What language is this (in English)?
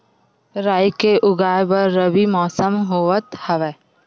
Chhattisgarhi